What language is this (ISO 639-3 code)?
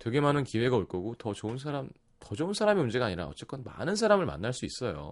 kor